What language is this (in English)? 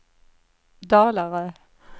Swedish